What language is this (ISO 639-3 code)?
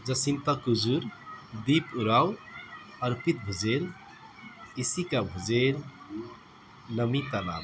nep